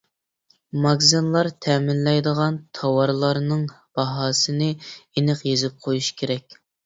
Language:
Uyghur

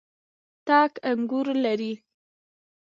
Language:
Pashto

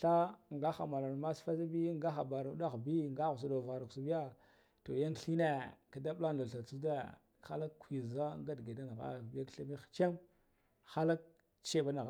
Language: Guduf-Gava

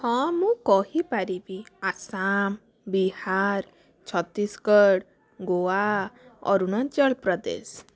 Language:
Odia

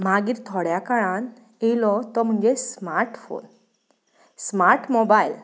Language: Konkani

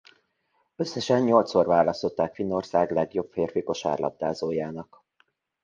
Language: Hungarian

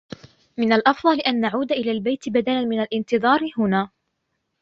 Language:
Arabic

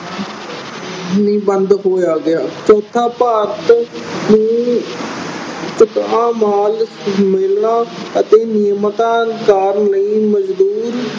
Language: Punjabi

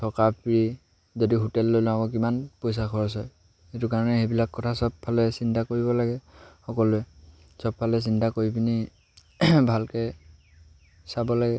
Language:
Assamese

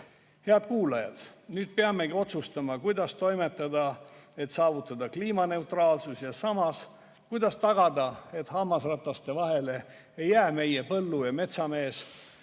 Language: Estonian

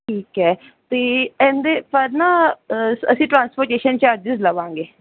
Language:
Punjabi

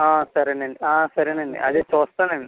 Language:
Telugu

